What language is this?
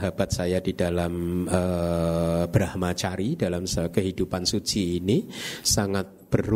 Indonesian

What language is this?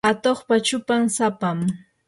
Yanahuanca Pasco Quechua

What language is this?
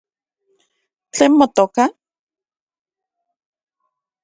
Central Puebla Nahuatl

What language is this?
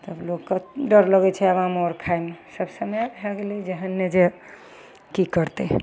Maithili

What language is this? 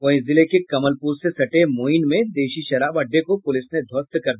Hindi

